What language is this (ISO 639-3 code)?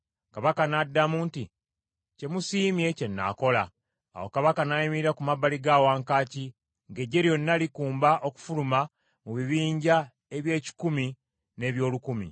lug